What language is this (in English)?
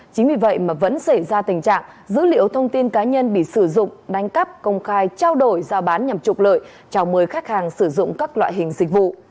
Vietnamese